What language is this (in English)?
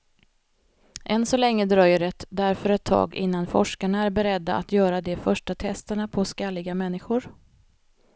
Swedish